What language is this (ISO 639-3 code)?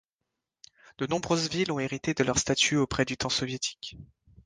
fra